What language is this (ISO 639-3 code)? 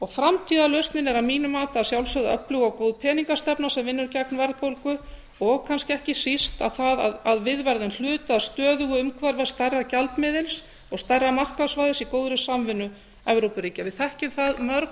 isl